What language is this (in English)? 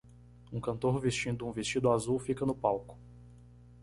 Portuguese